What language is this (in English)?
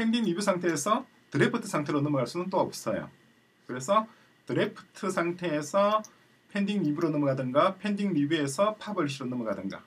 Korean